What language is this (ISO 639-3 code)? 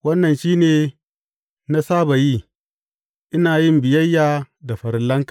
hau